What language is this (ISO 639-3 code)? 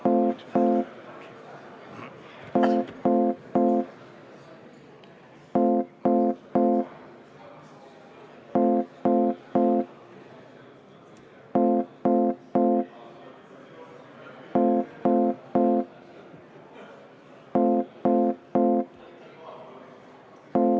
est